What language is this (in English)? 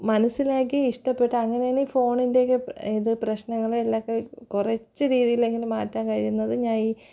Malayalam